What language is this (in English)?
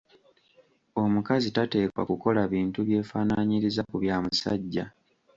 Ganda